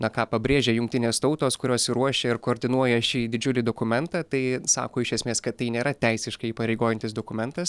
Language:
Lithuanian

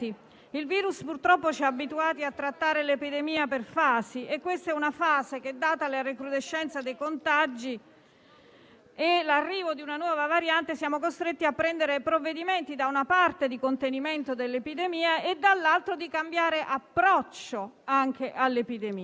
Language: Italian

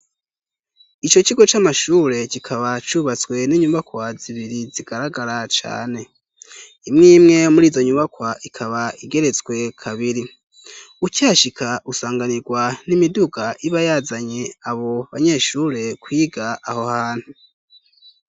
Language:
Rundi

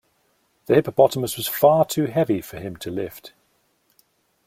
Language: English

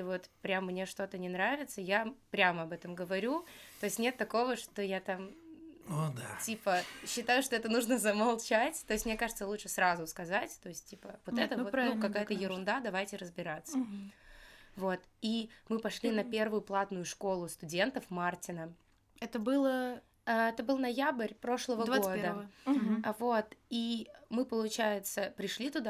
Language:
Russian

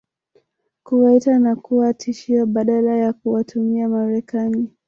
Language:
Swahili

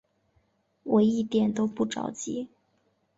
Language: Chinese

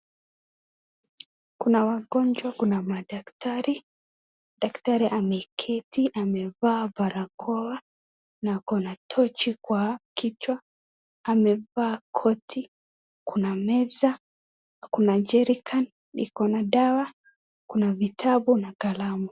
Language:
Swahili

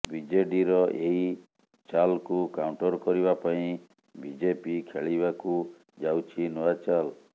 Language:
Odia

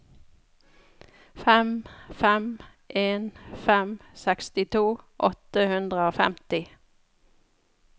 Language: Norwegian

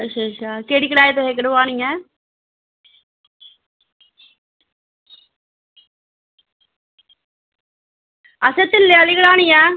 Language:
Dogri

